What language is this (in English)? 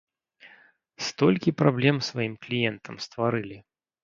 Belarusian